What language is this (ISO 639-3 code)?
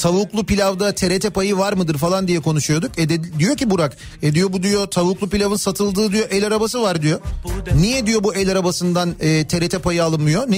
tur